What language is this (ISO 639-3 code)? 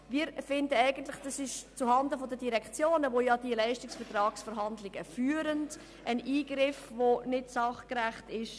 gsw